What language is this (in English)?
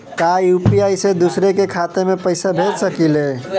Bhojpuri